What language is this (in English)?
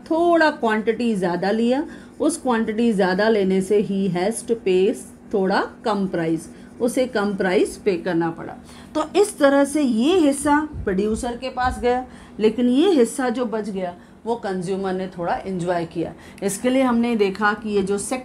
Hindi